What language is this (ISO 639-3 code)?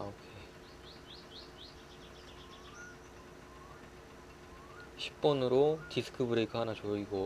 kor